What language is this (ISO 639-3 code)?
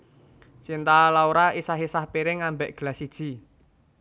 jav